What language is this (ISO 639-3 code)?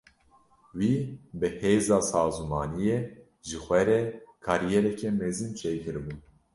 kur